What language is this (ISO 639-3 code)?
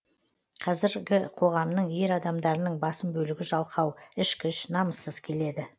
kaz